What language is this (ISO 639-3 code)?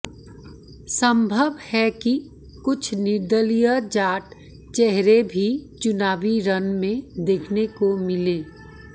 hin